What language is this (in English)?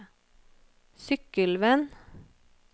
Norwegian